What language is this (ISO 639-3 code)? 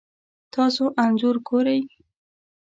pus